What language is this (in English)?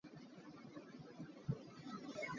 Hakha Chin